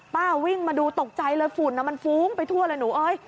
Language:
Thai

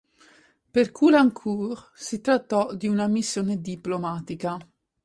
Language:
Italian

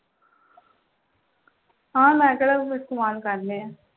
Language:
Punjabi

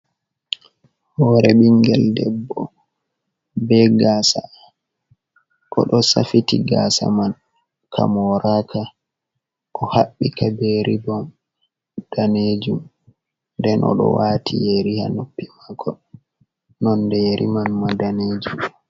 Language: Fula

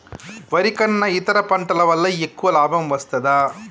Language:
Telugu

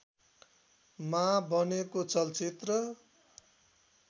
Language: Nepali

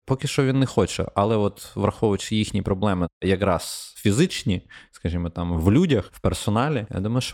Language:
Ukrainian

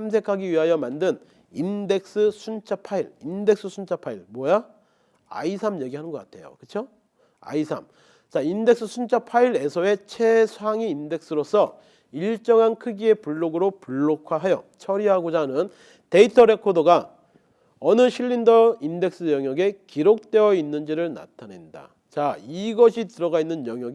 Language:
Korean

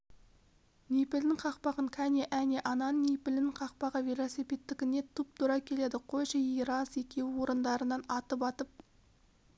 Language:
Kazakh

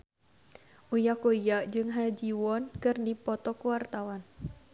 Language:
Sundanese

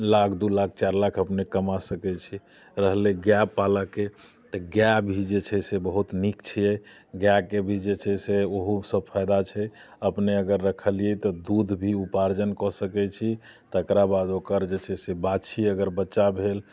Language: Maithili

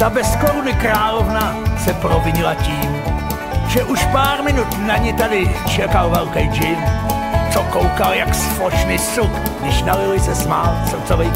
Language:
Czech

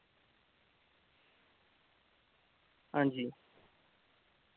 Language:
Dogri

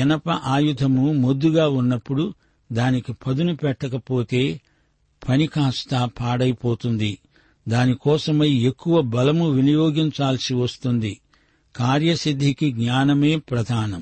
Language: Telugu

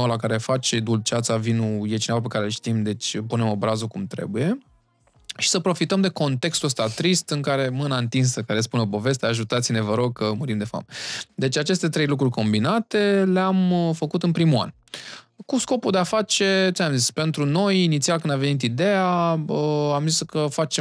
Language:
Romanian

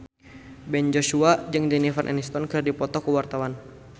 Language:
Sundanese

